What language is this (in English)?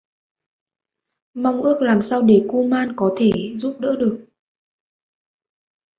Vietnamese